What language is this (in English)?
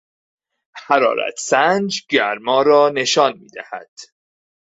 Persian